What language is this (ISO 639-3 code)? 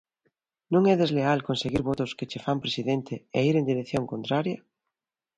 glg